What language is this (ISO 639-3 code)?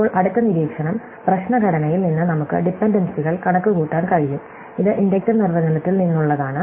mal